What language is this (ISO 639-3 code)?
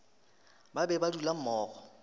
nso